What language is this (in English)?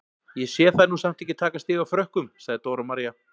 Icelandic